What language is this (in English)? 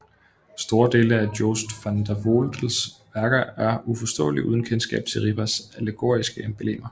Danish